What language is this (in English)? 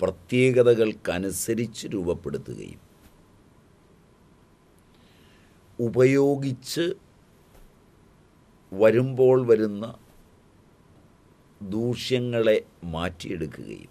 Hindi